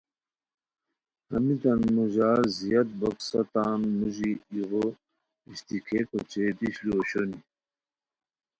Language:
Khowar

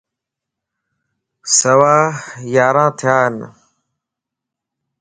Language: Lasi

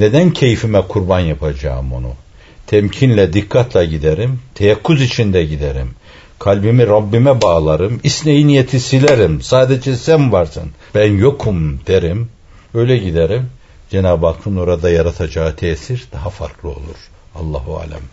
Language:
Turkish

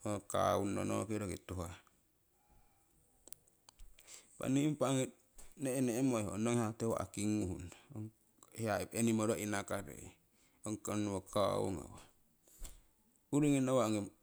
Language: Siwai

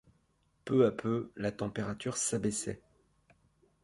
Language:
French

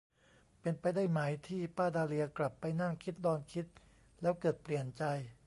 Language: Thai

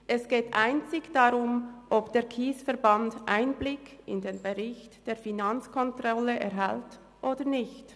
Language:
Swiss German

